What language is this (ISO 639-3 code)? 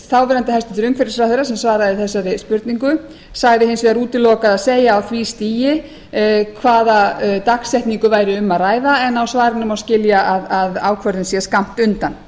isl